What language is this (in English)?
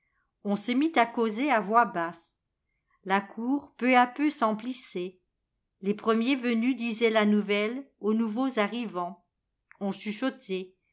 French